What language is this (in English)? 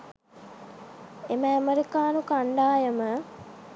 Sinhala